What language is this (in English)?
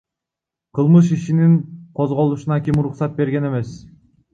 Kyrgyz